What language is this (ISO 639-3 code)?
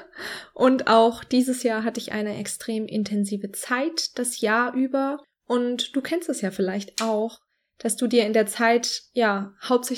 deu